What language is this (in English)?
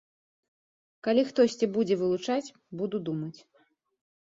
Belarusian